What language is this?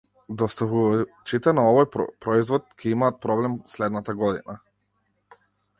Macedonian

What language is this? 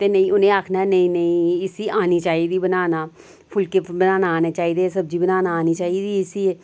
Dogri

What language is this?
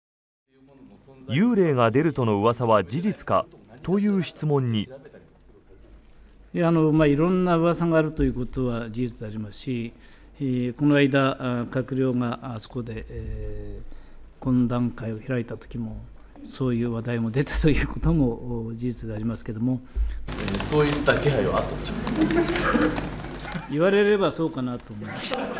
Japanese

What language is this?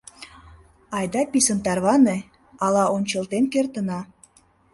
Mari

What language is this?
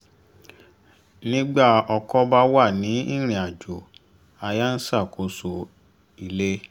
Yoruba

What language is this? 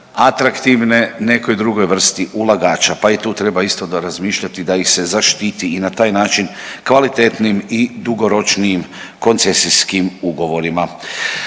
Croatian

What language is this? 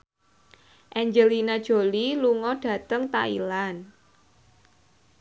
Javanese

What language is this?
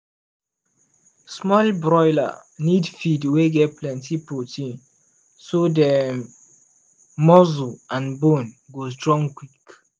Nigerian Pidgin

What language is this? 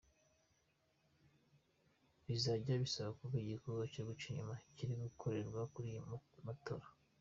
Kinyarwanda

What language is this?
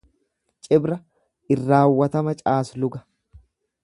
Oromo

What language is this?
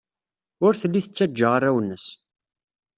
Kabyle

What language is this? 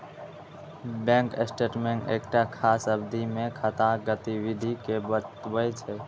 Maithili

